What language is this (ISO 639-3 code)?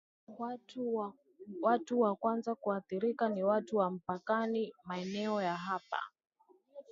swa